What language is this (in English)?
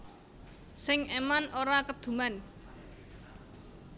Javanese